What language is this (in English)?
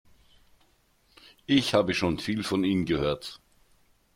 German